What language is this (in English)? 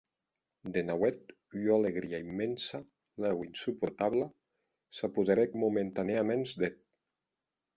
Occitan